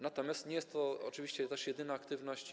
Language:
Polish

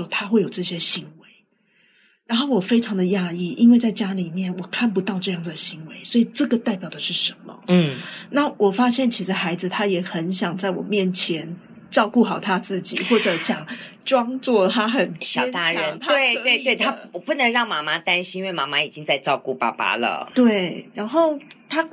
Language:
Chinese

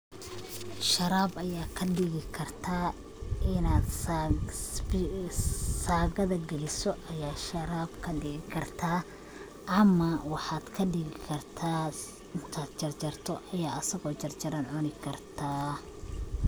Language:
Somali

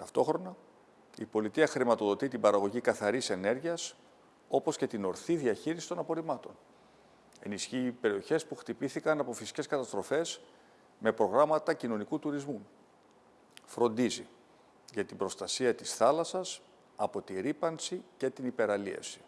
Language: Greek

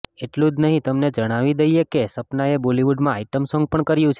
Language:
Gujarati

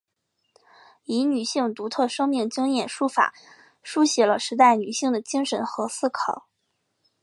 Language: Chinese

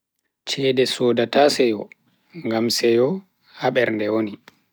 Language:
Bagirmi Fulfulde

